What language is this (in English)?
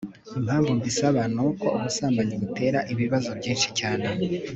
Kinyarwanda